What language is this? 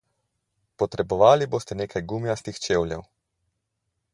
Slovenian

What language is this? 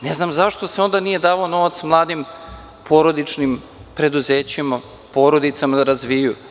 Serbian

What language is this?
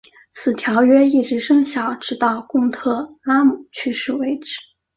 Chinese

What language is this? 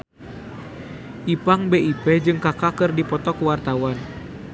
Sundanese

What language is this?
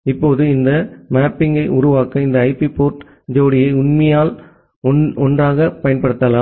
Tamil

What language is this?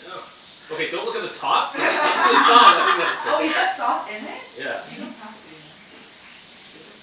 English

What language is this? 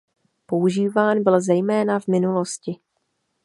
Czech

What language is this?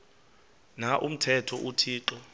Xhosa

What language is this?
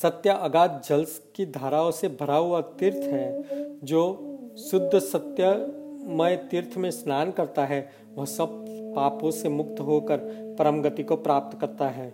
Hindi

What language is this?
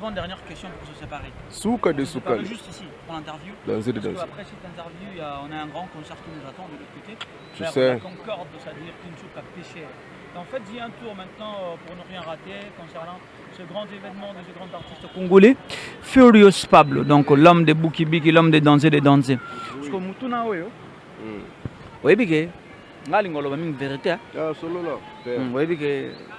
French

